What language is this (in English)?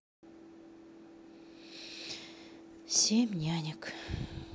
Russian